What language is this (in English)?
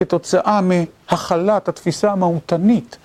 Hebrew